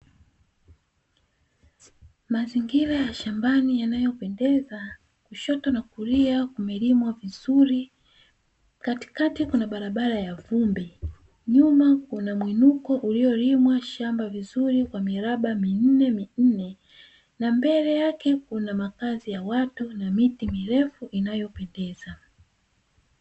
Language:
Swahili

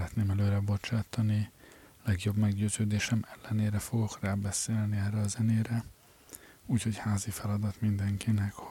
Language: Hungarian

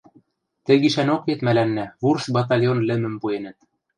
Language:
Western Mari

